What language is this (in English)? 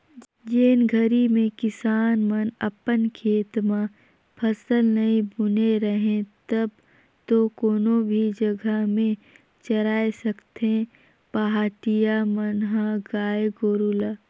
Chhattisgarhi